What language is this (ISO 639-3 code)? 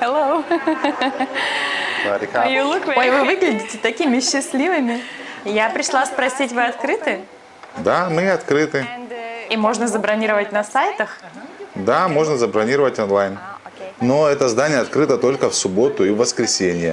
rus